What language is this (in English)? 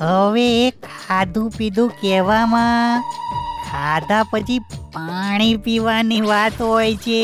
Gujarati